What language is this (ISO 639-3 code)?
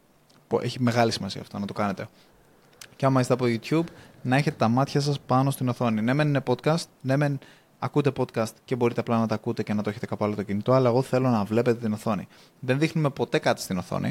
ell